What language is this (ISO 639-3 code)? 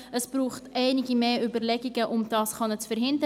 gsw